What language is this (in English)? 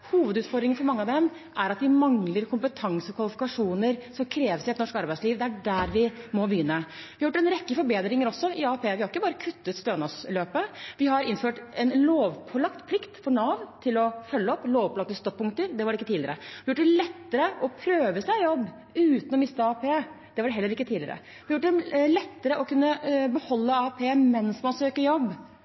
Norwegian Bokmål